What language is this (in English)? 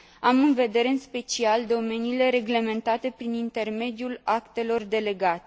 Romanian